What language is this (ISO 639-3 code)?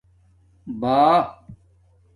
dmk